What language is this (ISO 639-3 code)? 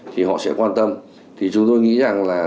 vie